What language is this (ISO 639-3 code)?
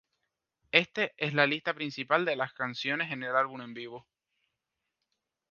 spa